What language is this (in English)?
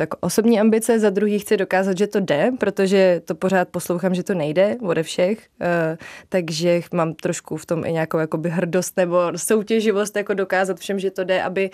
Czech